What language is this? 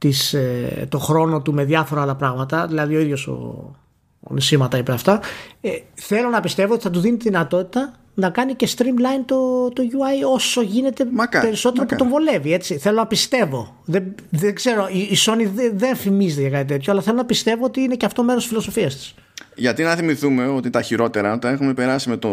Greek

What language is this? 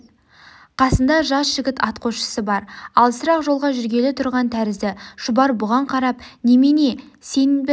Kazakh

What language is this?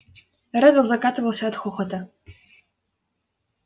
Russian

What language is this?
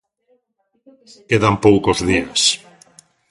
Galician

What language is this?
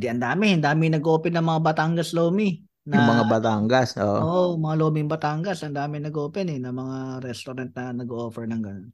Filipino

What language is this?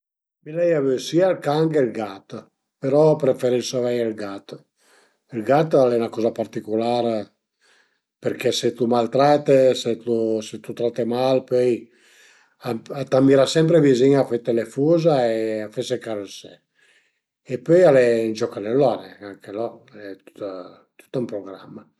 Piedmontese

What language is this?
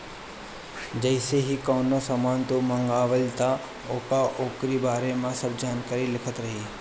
Bhojpuri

